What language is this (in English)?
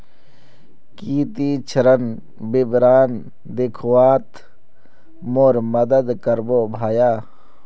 Magahi